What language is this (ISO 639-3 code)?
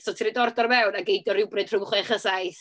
cym